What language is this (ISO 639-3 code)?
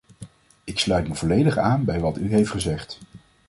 nld